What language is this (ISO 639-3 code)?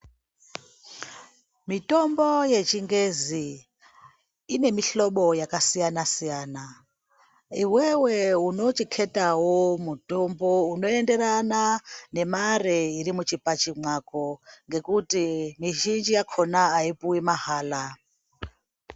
ndc